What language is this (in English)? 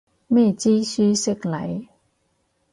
Cantonese